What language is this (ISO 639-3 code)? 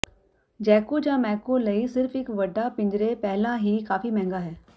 pan